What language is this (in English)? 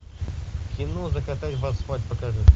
Russian